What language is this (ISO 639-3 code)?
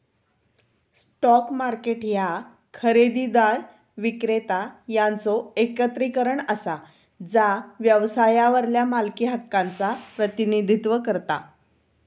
mar